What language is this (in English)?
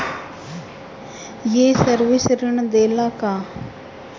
Bhojpuri